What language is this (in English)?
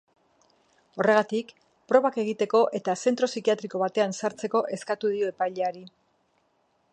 Basque